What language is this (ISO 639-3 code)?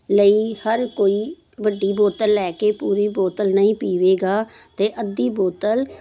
pan